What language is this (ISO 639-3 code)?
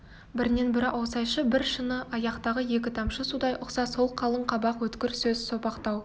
kaz